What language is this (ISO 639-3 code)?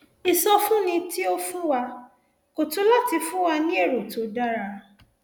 yor